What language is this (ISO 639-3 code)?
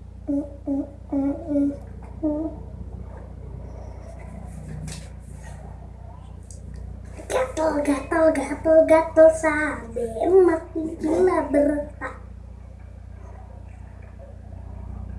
ind